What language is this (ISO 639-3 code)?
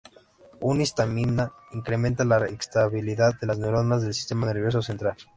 spa